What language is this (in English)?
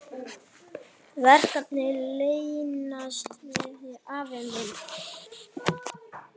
Icelandic